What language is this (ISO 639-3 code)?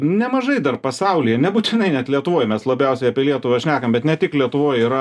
lit